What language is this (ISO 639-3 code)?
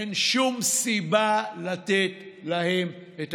heb